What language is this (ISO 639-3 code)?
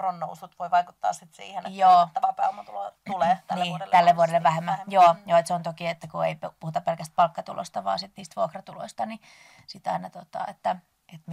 fin